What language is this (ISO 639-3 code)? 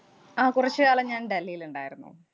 mal